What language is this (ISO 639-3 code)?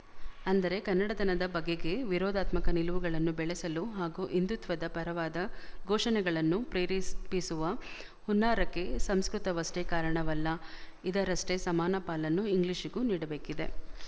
kan